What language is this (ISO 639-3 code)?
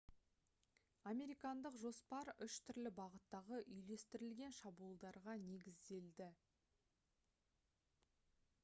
kaz